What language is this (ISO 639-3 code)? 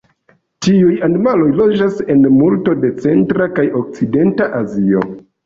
epo